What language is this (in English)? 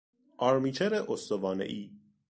Persian